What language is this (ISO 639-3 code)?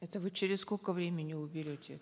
kaz